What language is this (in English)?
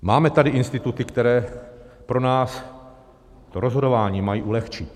Czech